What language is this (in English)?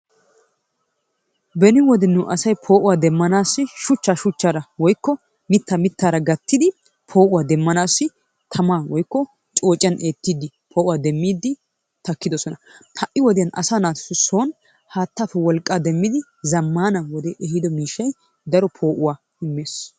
Wolaytta